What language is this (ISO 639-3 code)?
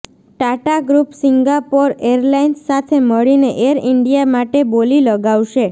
guj